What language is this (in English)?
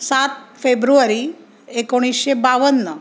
Marathi